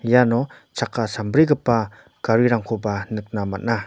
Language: Garo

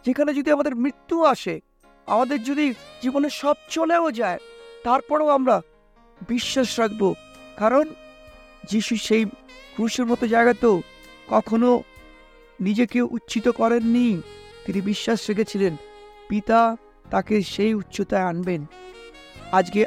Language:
Bangla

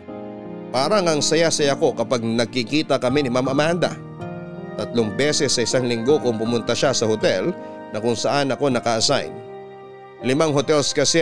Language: Filipino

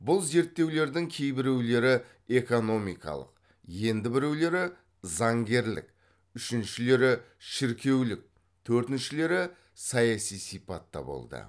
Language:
Kazakh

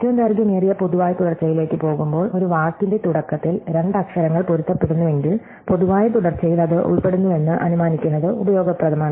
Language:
Malayalam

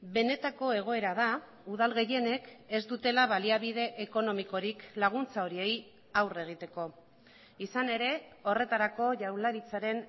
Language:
Basque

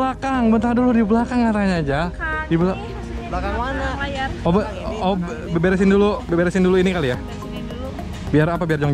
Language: Indonesian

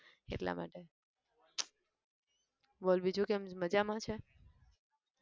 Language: Gujarati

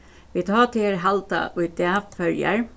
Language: Faroese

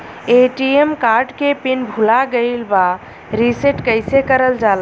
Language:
Bhojpuri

